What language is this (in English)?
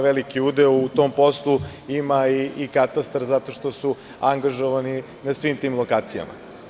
Serbian